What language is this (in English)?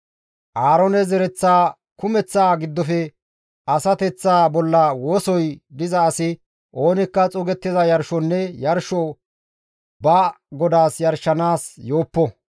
Gamo